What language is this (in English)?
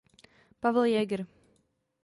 Czech